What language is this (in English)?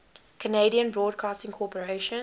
English